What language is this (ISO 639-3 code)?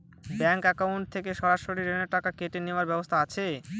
ben